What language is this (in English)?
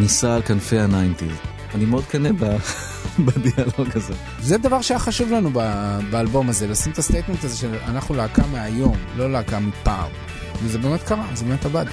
Hebrew